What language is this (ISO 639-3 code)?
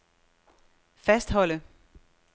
dan